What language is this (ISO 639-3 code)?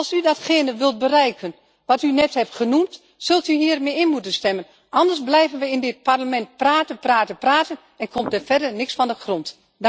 nld